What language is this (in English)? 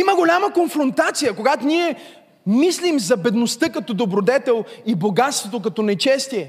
Bulgarian